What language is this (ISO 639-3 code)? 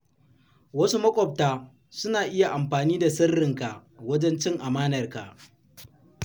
hau